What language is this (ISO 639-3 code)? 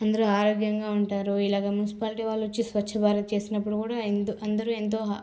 tel